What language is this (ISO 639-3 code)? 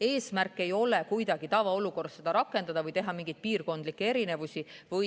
est